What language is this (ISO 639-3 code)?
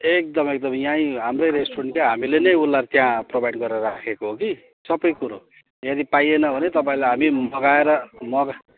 nep